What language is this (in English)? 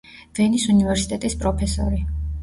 Georgian